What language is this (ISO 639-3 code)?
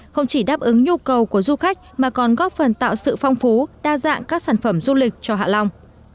vie